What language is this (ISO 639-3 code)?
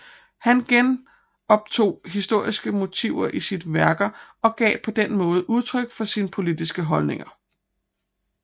dan